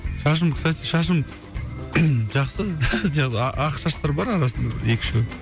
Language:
Kazakh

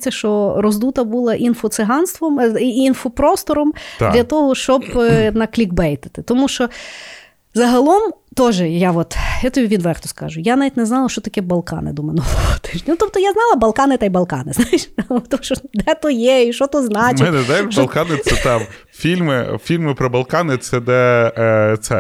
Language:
Ukrainian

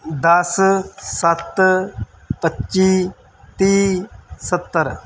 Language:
Punjabi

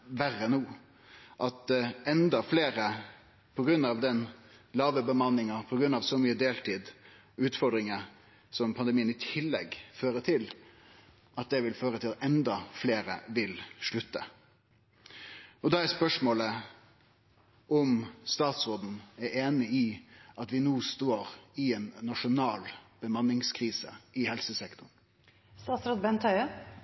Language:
Norwegian Nynorsk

